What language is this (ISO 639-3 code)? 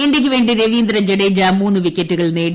mal